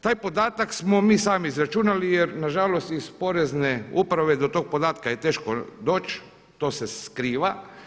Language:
Croatian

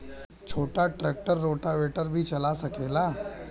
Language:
Bhojpuri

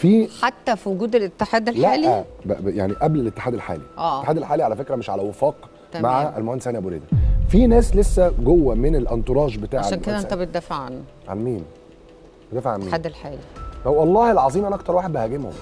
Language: Arabic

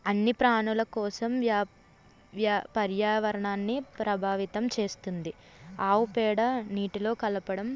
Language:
Telugu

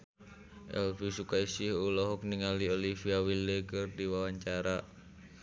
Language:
Sundanese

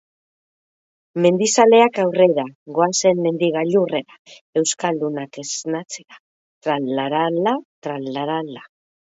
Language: Basque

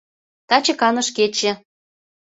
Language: Mari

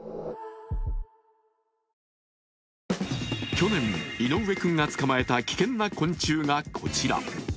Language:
Japanese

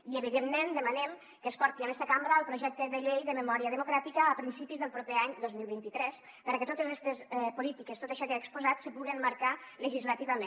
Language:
Catalan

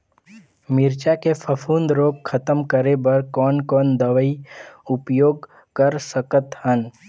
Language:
Chhattisgarhi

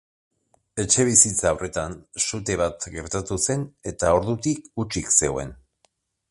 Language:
Basque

